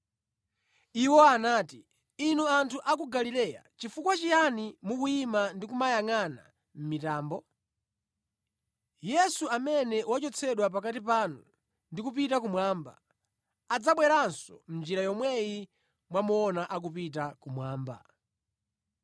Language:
Nyanja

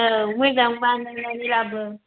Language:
Bodo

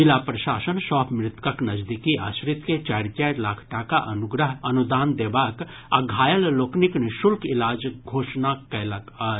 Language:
Maithili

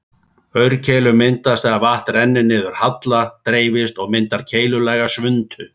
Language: Icelandic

